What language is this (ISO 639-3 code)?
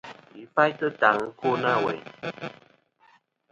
bkm